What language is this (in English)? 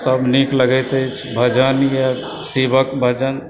Maithili